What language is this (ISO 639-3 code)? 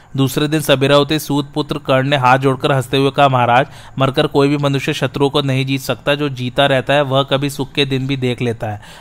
hin